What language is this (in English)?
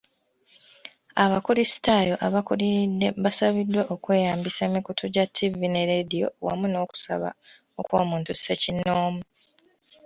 Ganda